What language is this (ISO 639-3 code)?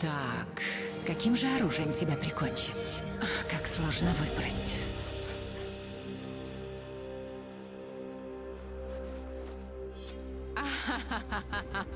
rus